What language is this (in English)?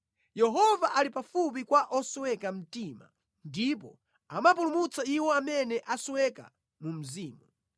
Nyanja